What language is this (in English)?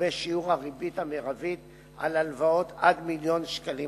Hebrew